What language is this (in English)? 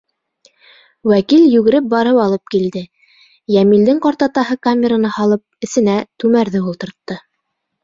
Bashkir